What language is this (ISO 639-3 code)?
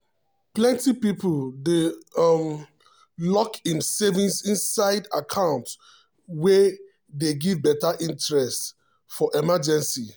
pcm